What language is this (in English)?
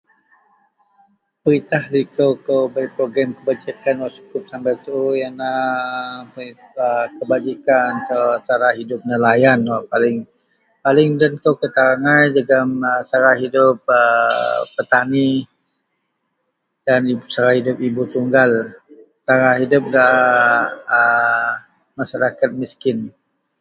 Central Melanau